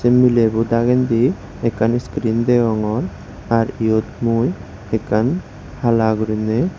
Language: Chakma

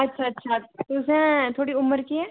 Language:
Dogri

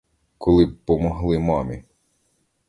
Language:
Ukrainian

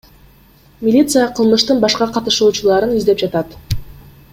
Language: Kyrgyz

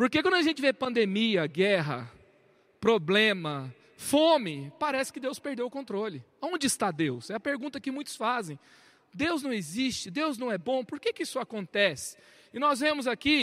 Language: Portuguese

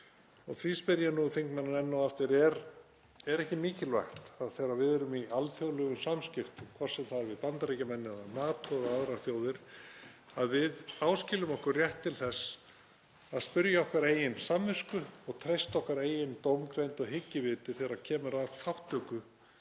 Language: Icelandic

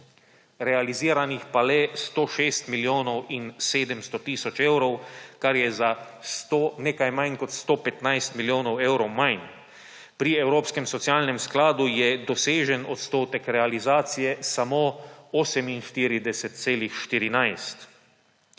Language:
Slovenian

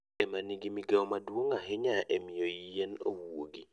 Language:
Luo (Kenya and Tanzania)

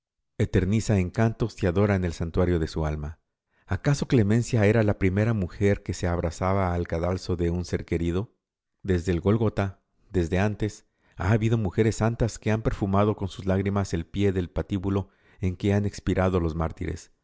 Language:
Spanish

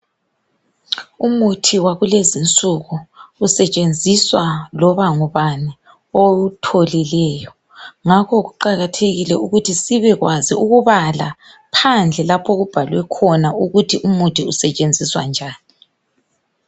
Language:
North Ndebele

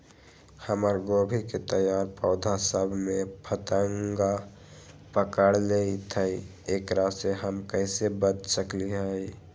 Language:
Magahi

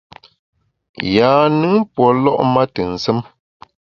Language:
Bamun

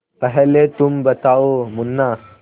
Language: Hindi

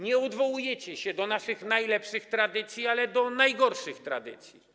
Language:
Polish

